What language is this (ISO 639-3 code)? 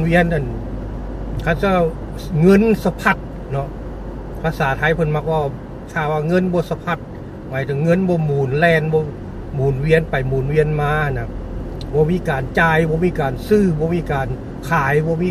tha